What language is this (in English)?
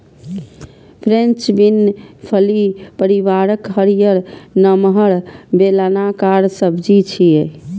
Maithili